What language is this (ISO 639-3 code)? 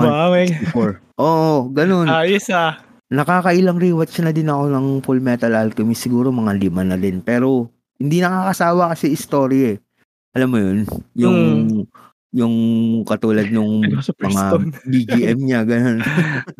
fil